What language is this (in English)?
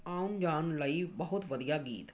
Punjabi